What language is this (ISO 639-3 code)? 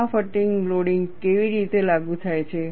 guj